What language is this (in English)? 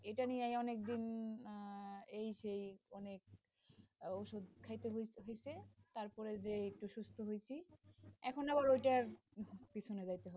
Bangla